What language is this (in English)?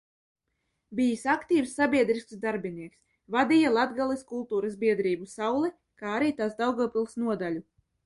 Latvian